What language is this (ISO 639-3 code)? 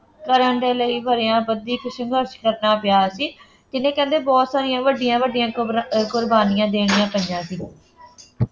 pan